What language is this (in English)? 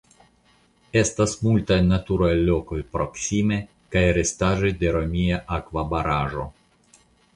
Esperanto